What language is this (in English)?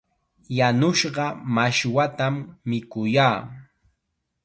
Chiquián Ancash Quechua